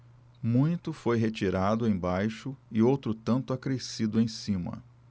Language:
Portuguese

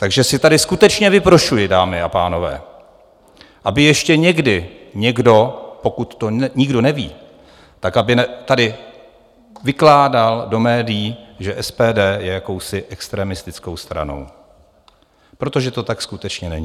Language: Czech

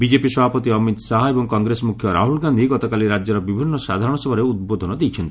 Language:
Odia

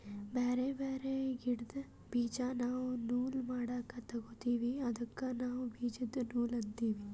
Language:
Kannada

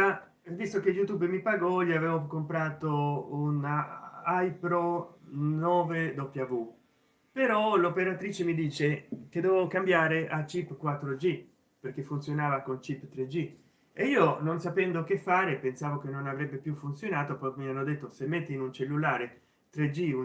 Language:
Italian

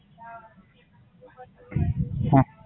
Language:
Gujarati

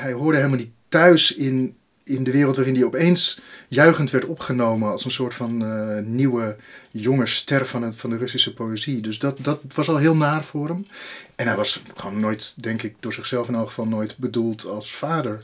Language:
Dutch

